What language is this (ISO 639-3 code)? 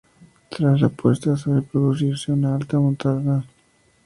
spa